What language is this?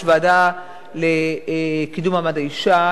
Hebrew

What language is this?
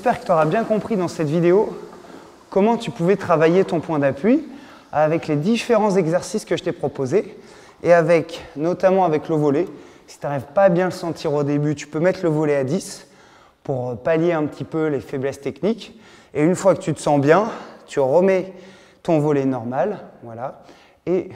French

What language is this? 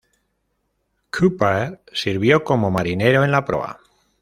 Spanish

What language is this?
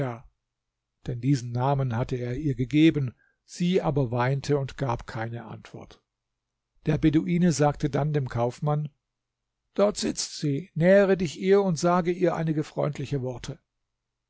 German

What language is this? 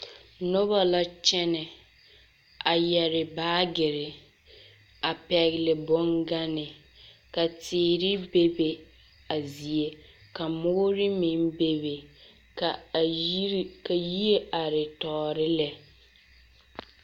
Southern Dagaare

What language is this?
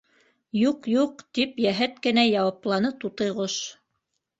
Bashkir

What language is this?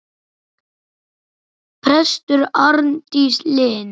Icelandic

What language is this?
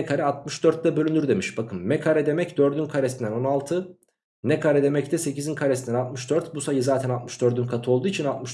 Turkish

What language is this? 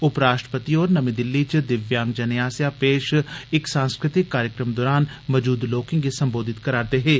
Dogri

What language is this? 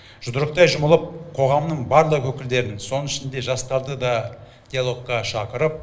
Kazakh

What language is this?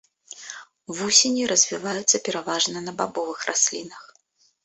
Belarusian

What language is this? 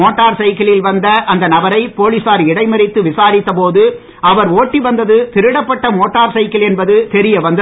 Tamil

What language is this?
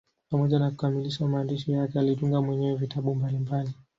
Swahili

